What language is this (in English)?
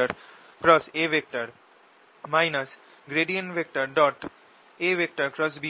Bangla